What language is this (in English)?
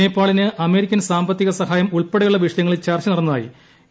Malayalam